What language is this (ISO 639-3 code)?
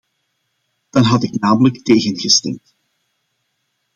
nld